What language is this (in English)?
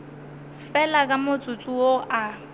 Northern Sotho